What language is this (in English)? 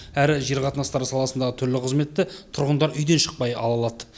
Kazakh